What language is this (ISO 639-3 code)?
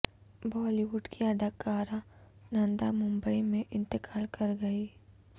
urd